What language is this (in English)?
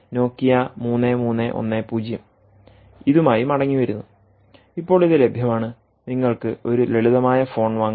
Malayalam